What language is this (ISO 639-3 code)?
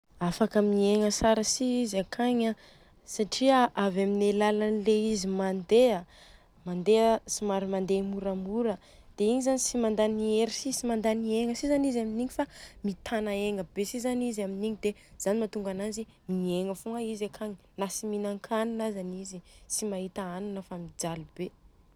bzc